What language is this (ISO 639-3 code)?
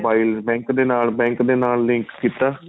pan